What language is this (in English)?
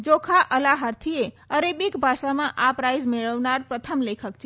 Gujarati